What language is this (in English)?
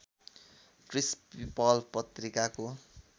Nepali